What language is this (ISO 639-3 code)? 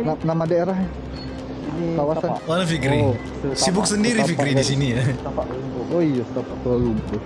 ind